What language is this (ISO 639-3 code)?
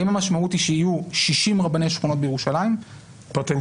heb